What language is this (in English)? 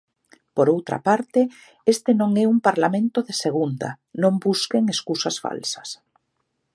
Galician